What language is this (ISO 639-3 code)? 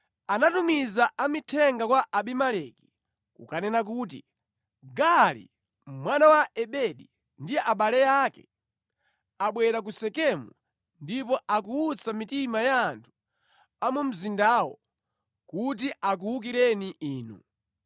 nya